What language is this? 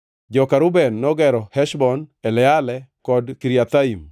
Luo (Kenya and Tanzania)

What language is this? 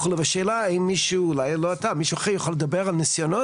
Hebrew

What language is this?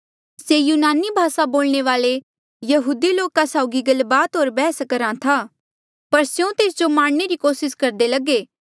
Mandeali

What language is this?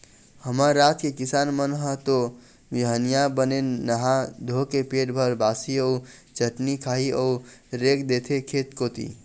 Chhattisgarhi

